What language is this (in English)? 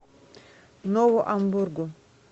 Russian